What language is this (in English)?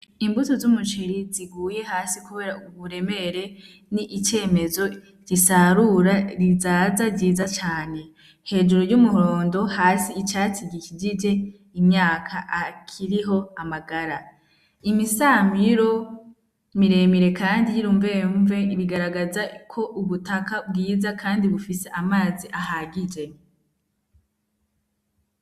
Rundi